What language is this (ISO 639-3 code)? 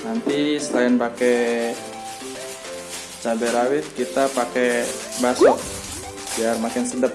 ind